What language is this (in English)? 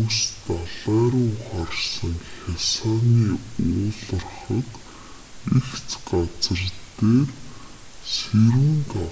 Mongolian